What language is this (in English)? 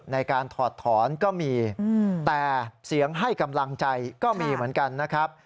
Thai